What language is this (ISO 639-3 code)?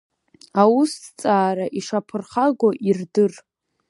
abk